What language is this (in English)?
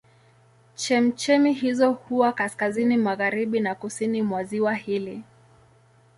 Swahili